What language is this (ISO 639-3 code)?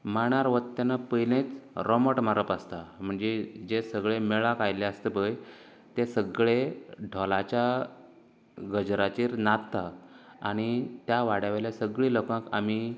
kok